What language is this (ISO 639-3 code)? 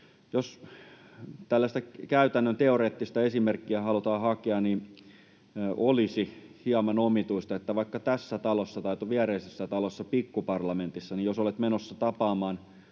fin